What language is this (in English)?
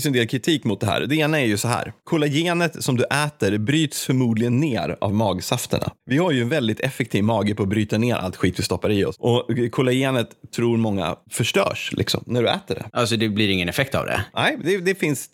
Swedish